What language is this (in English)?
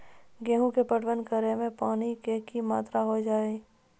Maithili